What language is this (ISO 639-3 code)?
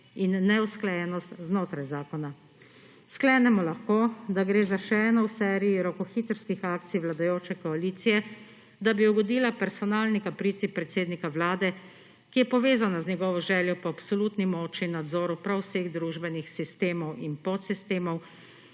slv